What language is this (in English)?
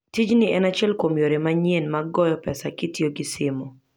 Luo (Kenya and Tanzania)